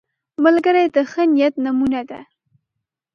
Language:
Pashto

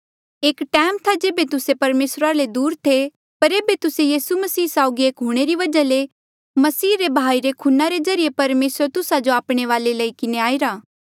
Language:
Mandeali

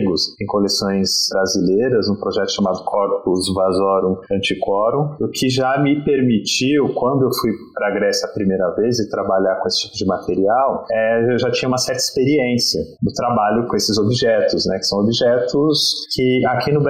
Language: Portuguese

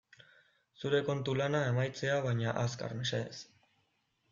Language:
Basque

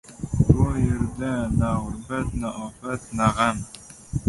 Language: Uzbek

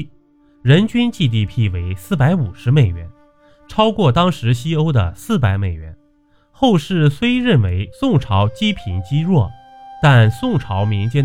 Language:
Chinese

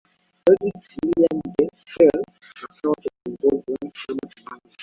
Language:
Swahili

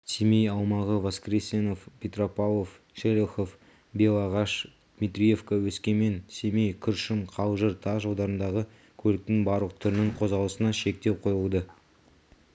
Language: Kazakh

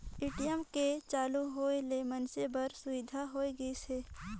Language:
Chhattisgarhi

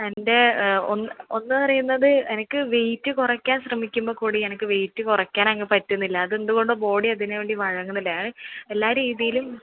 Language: Malayalam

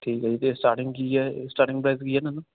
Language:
Punjabi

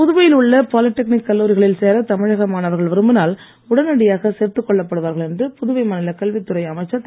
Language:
Tamil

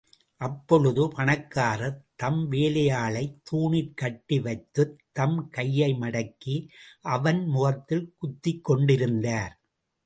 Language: Tamil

